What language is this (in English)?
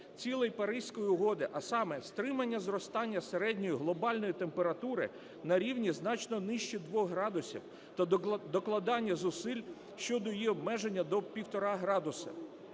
Ukrainian